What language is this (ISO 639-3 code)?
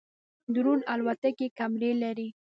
pus